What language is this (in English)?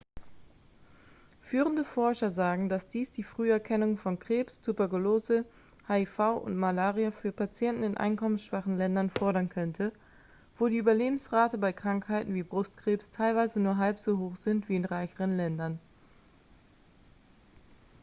German